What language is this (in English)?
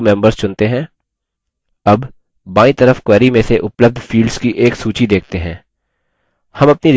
Hindi